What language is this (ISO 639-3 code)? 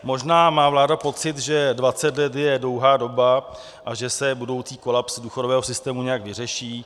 ces